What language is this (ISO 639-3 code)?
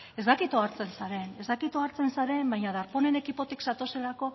eus